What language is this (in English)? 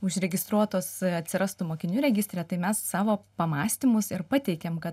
Lithuanian